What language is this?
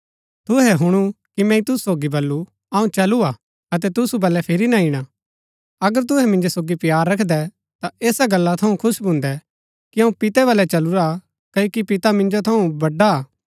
Gaddi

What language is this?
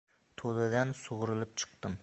Uzbek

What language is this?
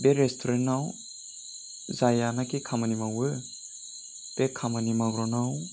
Bodo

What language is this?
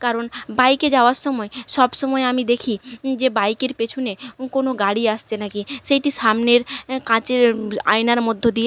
Bangla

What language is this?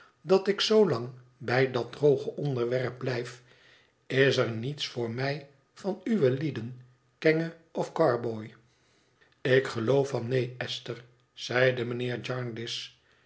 Dutch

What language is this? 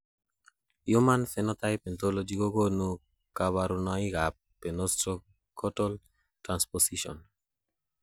Kalenjin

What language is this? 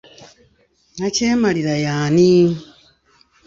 Ganda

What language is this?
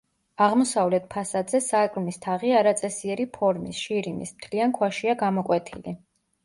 Georgian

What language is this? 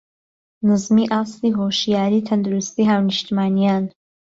Central Kurdish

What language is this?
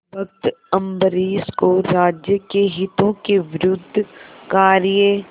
Hindi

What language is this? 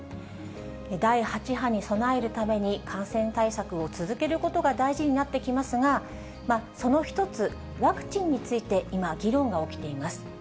Japanese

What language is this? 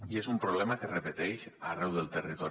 Catalan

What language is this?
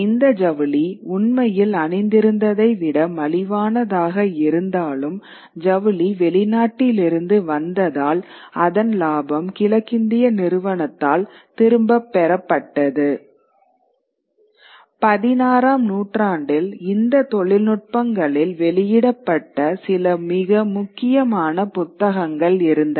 Tamil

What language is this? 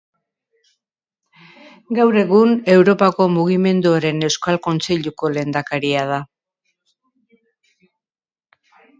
Basque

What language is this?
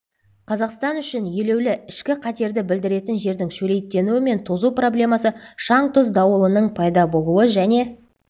Kazakh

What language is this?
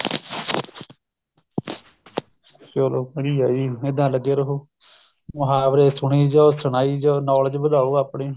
Punjabi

